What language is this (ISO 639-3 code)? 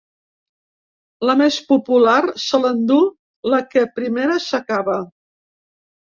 cat